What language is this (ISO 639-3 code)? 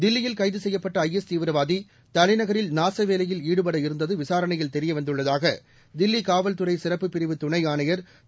tam